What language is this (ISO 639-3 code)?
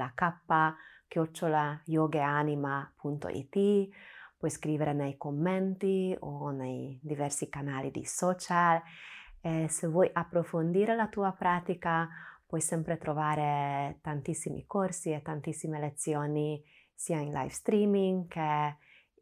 ita